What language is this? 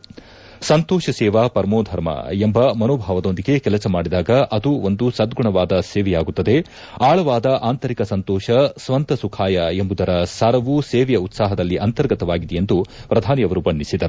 Kannada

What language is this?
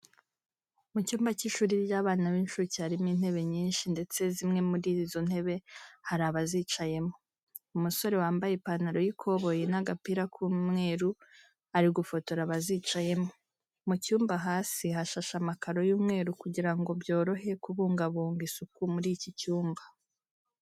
Kinyarwanda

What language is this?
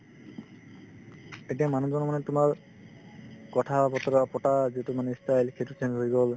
Assamese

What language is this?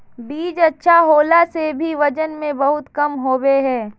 Magahi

